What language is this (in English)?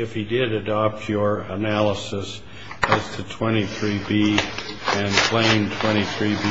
English